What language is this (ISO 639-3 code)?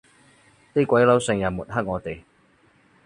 yue